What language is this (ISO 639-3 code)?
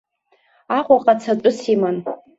abk